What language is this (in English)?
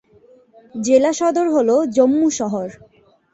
Bangla